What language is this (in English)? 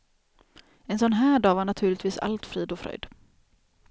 Swedish